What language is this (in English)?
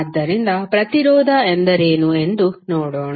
Kannada